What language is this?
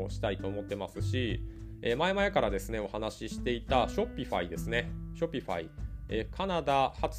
Japanese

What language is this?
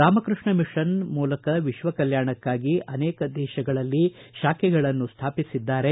Kannada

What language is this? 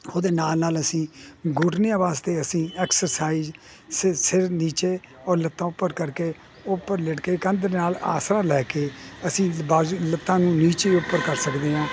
Punjabi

